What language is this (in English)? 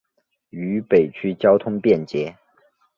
Chinese